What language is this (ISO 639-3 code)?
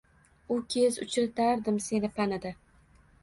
uzb